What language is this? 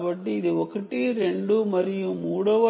Telugu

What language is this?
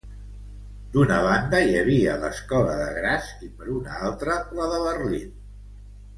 Catalan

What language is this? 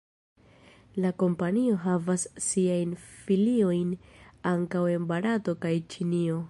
Esperanto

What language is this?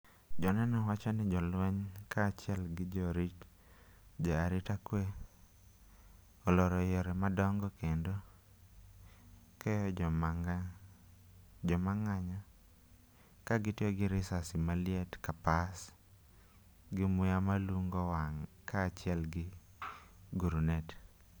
Luo (Kenya and Tanzania)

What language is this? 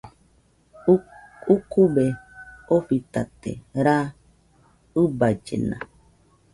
Nüpode Huitoto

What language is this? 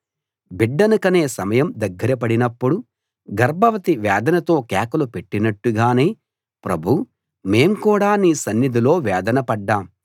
Telugu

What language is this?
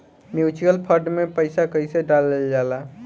Bhojpuri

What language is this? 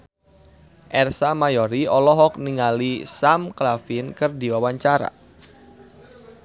Sundanese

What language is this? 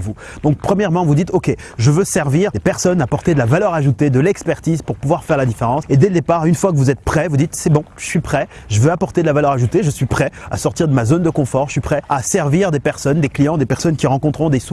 French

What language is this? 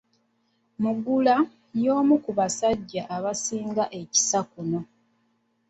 Ganda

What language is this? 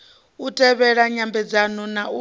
Venda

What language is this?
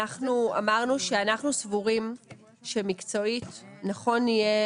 Hebrew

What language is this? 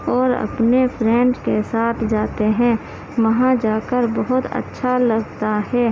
Urdu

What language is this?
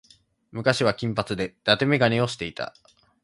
Japanese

